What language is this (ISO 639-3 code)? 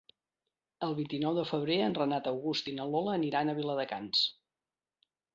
cat